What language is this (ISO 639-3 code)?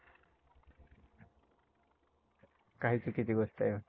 mar